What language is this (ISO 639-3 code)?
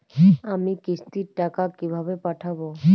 ben